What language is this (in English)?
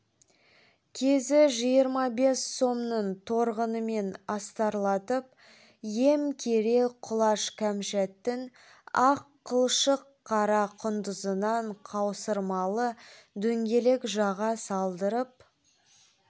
Kazakh